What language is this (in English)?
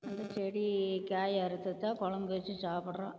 Tamil